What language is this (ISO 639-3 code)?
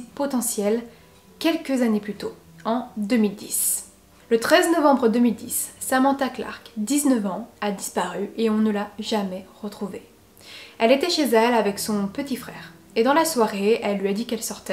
fra